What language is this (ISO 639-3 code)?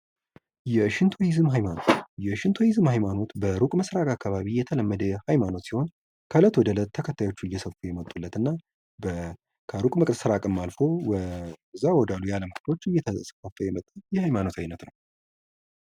amh